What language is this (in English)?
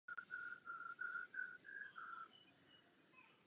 Czech